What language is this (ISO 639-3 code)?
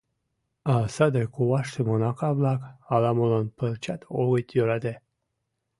chm